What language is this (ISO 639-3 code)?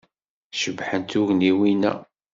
kab